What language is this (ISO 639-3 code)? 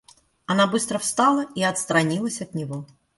rus